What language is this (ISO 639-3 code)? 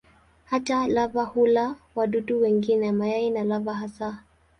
swa